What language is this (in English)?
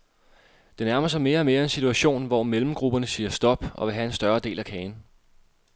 Danish